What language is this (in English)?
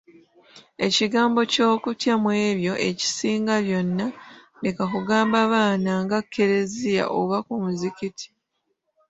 Ganda